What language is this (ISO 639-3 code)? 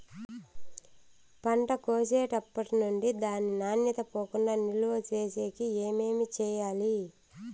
tel